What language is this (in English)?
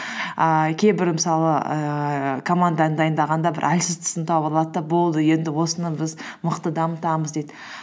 Kazakh